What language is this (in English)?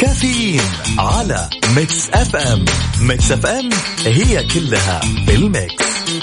Arabic